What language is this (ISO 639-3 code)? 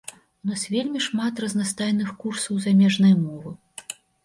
bel